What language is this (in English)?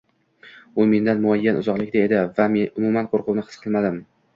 Uzbek